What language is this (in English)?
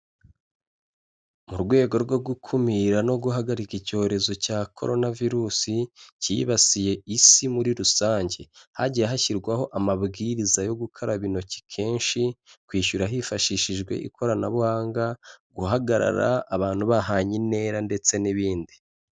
Kinyarwanda